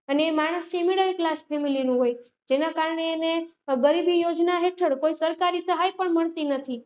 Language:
Gujarati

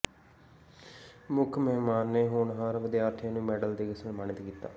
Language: Punjabi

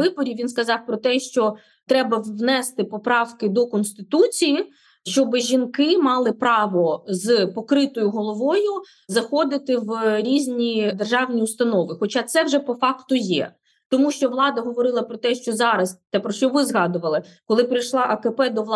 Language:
Ukrainian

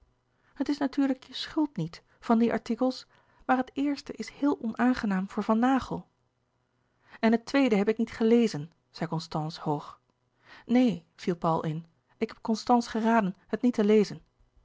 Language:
Dutch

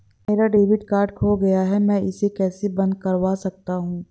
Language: Hindi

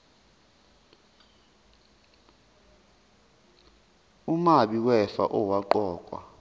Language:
Zulu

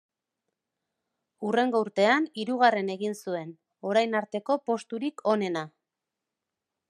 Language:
Basque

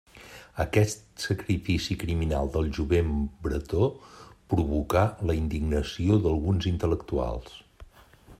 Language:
Catalan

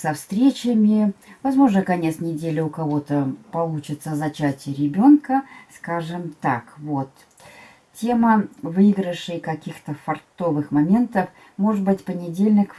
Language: Russian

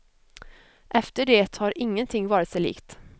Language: Swedish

